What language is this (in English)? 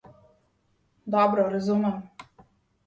Slovenian